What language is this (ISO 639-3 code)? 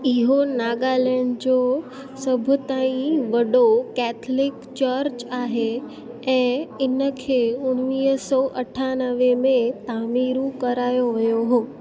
snd